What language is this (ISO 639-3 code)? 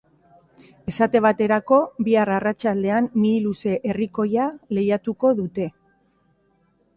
eus